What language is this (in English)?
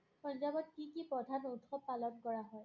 Assamese